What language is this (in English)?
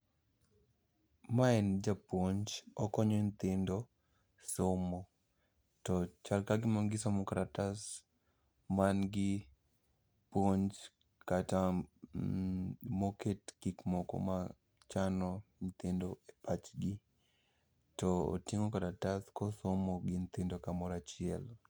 Luo (Kenya and Tanzania)